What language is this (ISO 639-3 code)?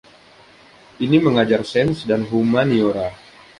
ind